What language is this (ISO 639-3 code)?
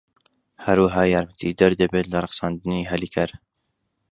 ckb